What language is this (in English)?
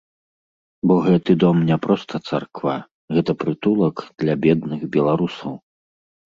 Belarusian